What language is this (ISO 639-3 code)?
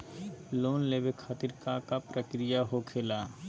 mag